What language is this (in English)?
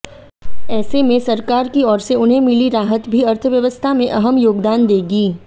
Hindi